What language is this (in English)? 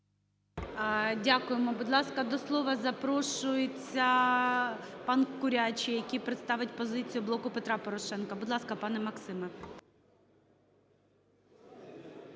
Ukrainian